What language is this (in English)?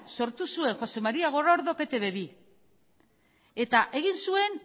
Basque